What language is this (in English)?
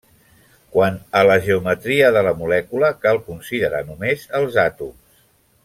Catalan